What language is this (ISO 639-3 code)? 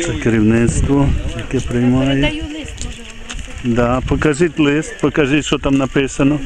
ukr